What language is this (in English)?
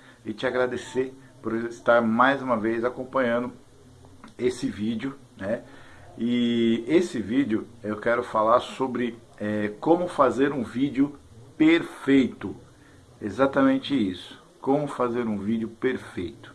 Portuguese